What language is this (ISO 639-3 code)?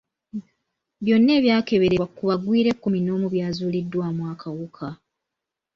lug